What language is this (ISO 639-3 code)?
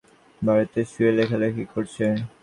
ben